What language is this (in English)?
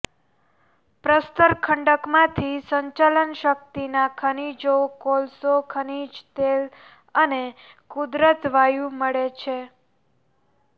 Gujarati